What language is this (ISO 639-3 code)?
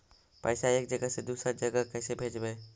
mag